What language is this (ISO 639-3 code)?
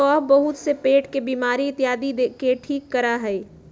mag